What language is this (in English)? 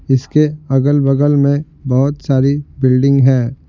Hindi